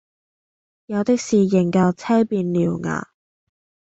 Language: Cantonese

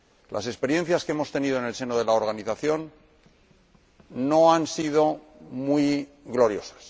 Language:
Spanish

